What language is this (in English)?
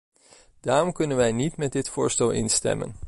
Dutch